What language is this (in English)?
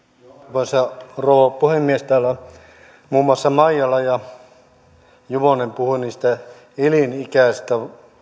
Finnish